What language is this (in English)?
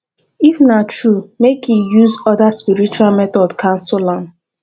Nigerian Pidgin